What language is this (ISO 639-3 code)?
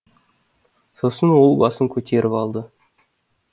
kaz